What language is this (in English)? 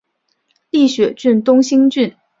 Chinese